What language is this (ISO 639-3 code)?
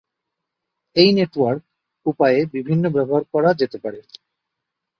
ben